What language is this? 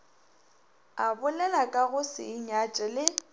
Northern Sotho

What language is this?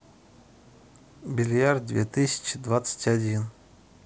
Russian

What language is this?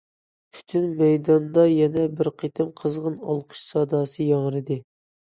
Uyghur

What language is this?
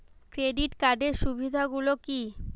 Bangla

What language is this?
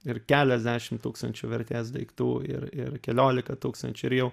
Lithuanian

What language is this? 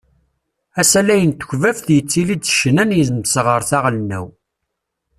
Kabyle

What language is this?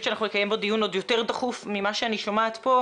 Hebrew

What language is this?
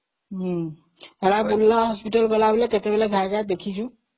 Odia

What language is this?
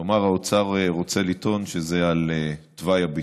Hebrew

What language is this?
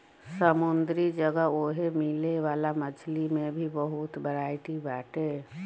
Bhojpuri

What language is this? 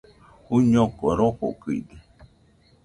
Nüpode Huitoto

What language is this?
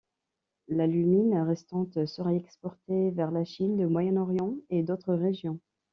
French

